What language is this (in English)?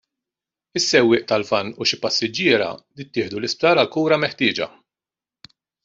Maltese